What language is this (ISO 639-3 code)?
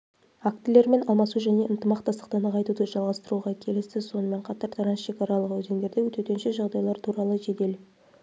kaz